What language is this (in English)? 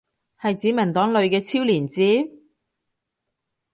Cantonese